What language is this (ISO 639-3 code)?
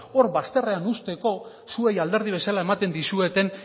eus